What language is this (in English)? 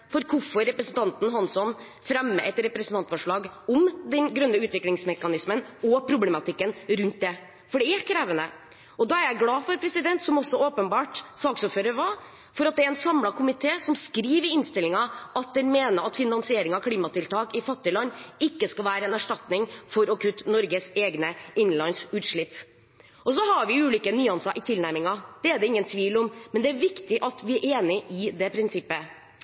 Norwegian Bokmål